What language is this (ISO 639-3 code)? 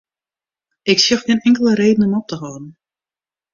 fry